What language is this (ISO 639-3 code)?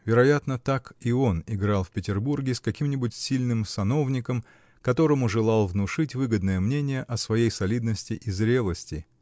rus